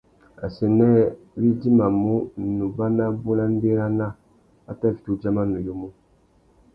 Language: Tuki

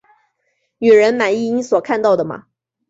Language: Chinese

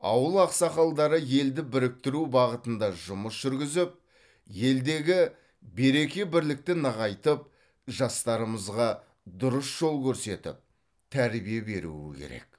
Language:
Kazakh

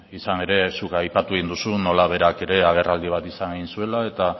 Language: Basque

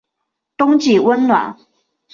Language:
Chinese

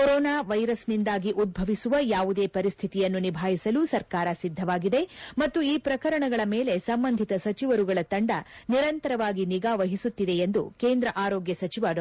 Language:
Kannada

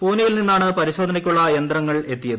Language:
Malayalam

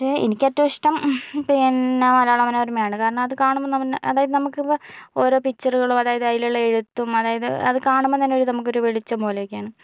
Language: Malayalam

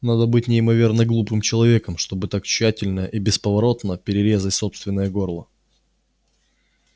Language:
Russian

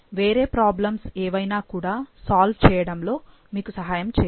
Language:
Telugu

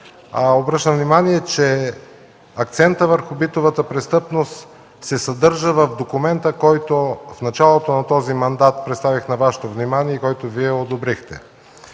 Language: Bulgarian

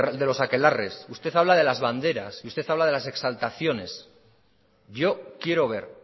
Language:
Spanish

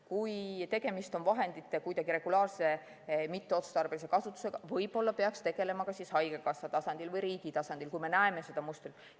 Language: Estonian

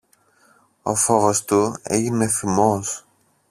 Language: Greek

